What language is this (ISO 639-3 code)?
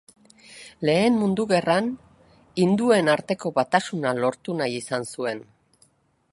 eus